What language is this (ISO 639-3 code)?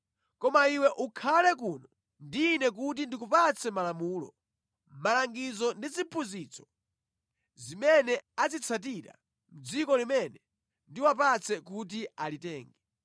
nya